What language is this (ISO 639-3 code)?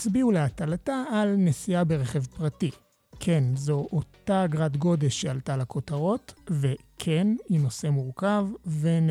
heb